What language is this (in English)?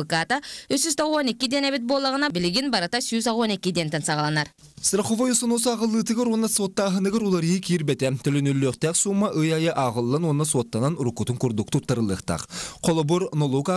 Russian